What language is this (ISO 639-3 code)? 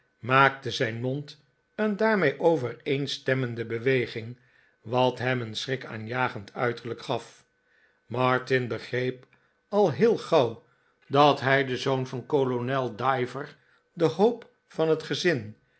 nld